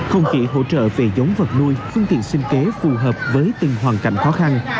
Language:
Vietnamese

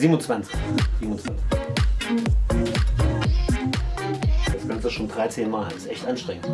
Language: German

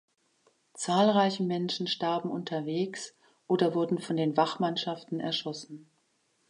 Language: German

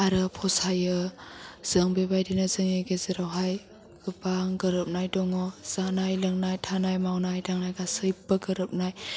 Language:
Bodo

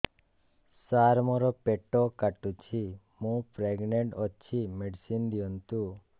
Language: Odia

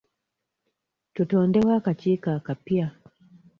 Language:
Ganda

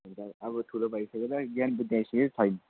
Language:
Nepali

